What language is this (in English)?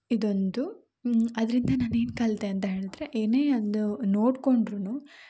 Kannada